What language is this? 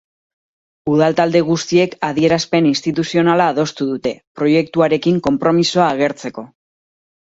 Basque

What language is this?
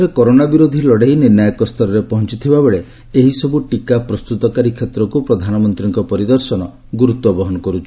Odia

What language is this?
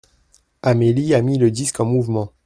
French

